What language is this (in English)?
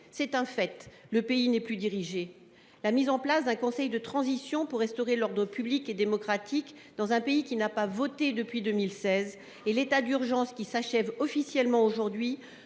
French